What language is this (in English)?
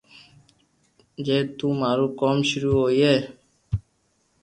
Loarki